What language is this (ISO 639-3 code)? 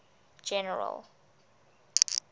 eng